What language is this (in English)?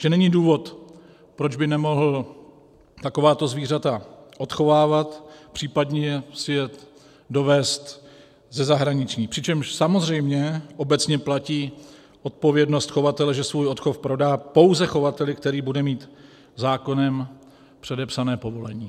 Czech